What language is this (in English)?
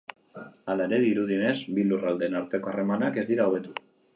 Basque